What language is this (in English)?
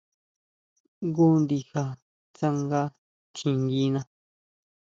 Huautla Mazatec